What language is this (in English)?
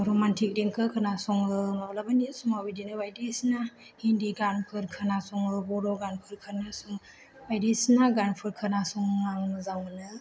Bodo